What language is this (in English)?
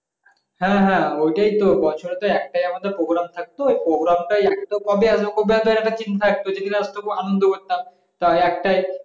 Bangla